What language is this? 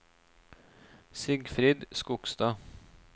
Norwegian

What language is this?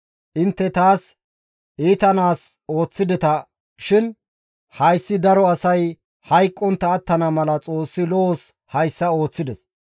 Gamo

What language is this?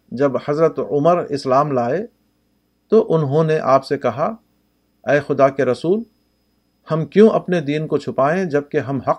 Urdu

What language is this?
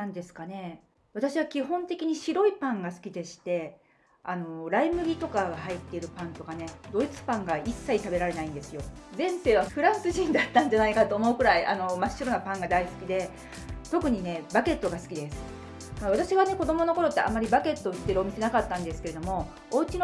Japanese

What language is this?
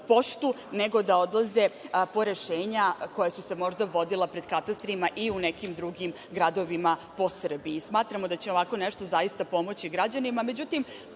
Serbian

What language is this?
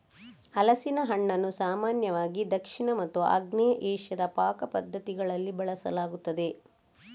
Kannada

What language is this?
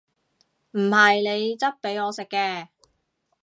Cantonese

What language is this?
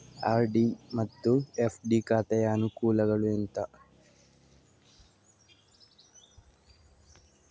Kannada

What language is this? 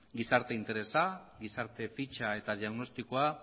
Basque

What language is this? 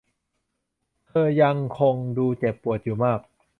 Thai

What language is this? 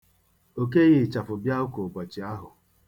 Igbo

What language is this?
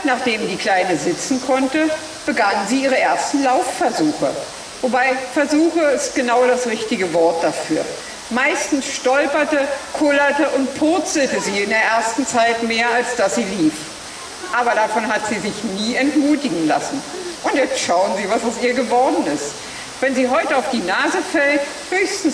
German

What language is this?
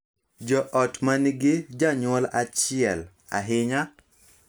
Luo (Kenya and Tanzania)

